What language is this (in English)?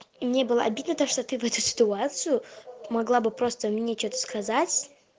Russian